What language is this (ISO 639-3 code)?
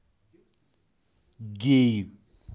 rus